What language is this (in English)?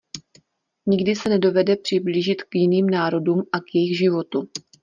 Czech